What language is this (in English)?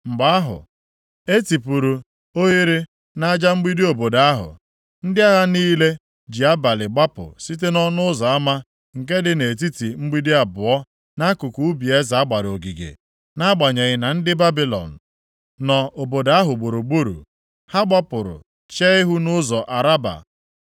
Igbo